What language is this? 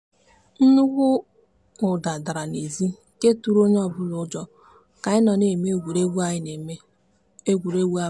Igbo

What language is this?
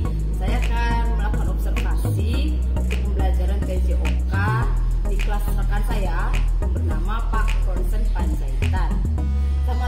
Indonesian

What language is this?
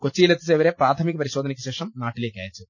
Malayalam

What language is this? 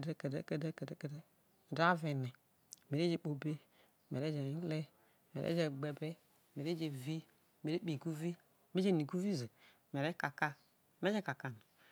Isoko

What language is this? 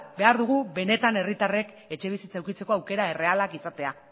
Basque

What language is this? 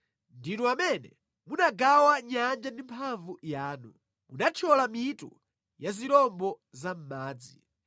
Nyanja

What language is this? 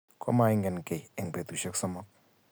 Kalenjin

